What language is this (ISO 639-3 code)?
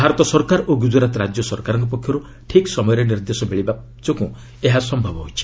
ori